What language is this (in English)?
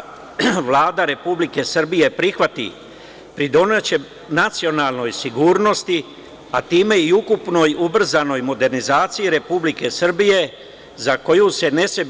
Serbian